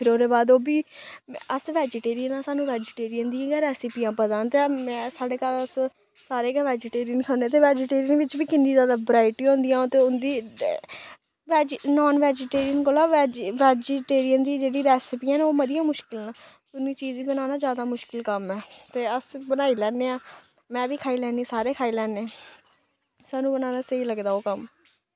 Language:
Dogri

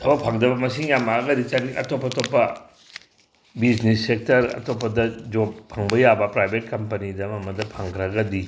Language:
Manipuri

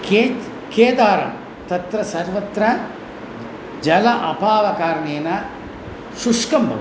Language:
Sanskrit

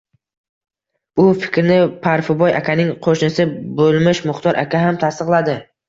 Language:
Uzbek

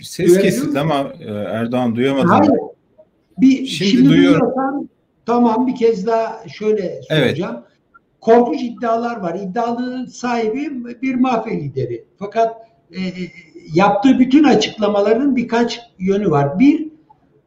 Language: Turkish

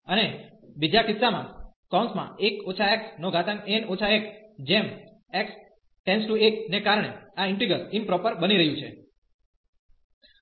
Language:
Gujarati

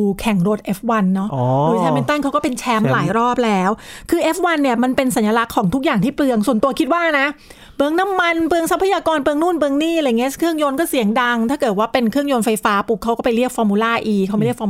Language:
Thai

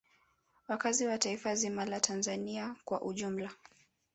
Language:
Swahili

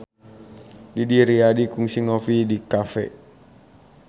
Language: Sundanese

